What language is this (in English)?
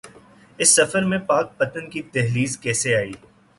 Urdu